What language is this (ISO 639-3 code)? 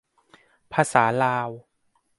tha